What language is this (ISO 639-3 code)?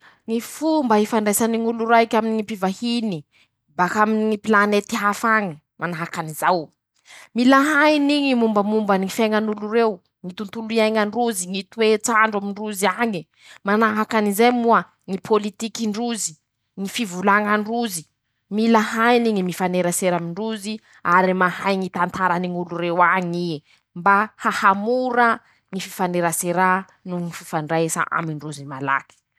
msh